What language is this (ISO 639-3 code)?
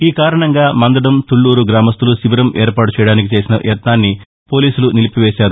tel